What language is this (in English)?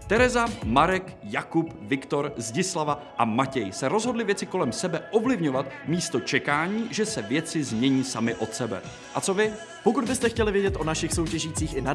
Czech